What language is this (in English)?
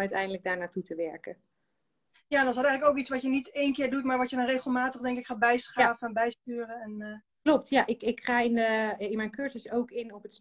Dutch